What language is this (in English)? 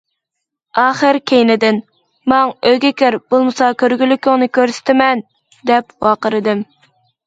Uyghur